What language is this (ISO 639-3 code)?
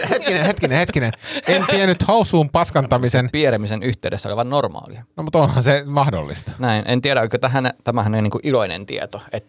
fin